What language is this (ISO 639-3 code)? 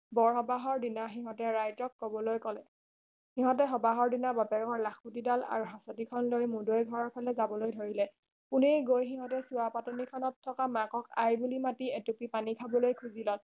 asm